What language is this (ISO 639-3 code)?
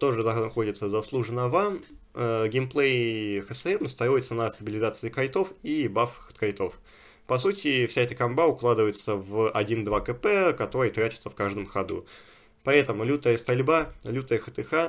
rus